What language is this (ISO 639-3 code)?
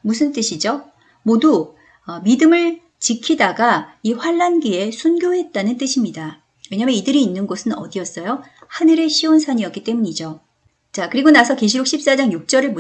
kor